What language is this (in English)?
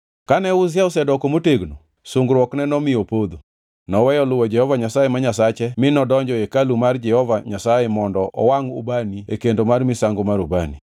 Luo (Kenya and Tanzania)